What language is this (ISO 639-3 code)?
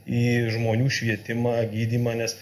lit